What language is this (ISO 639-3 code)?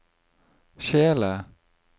nor